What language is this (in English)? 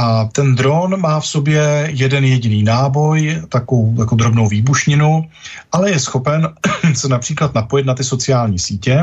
Czech